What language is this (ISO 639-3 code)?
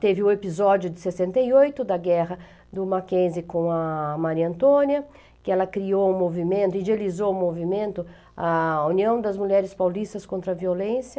por